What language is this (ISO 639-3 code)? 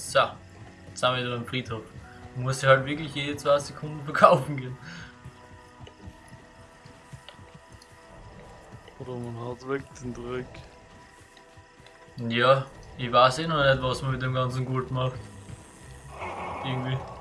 deu